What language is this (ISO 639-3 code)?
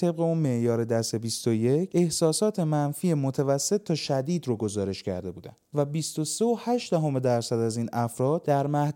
fas